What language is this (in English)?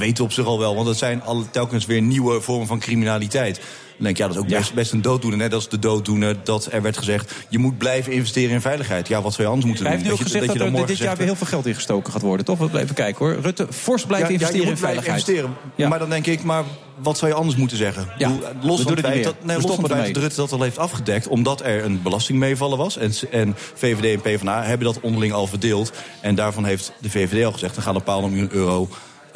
Dutch